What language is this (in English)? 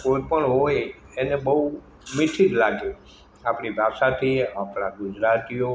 Gujarati